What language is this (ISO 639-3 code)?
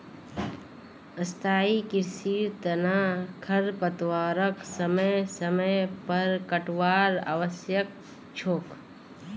mag